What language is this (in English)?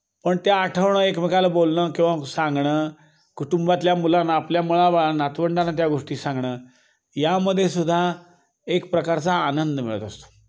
Marathi